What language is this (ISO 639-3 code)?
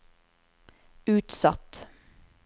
nor